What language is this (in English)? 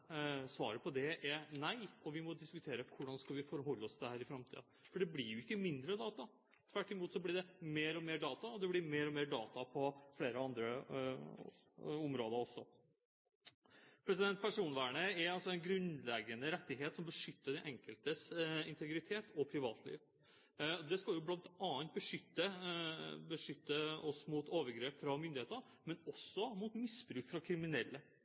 Norwegian Bokmål